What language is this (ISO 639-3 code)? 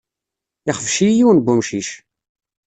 kab